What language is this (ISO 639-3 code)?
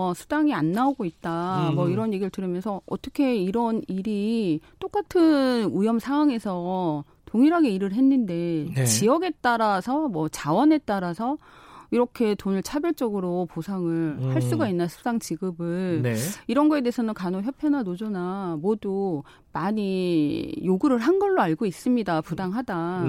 kor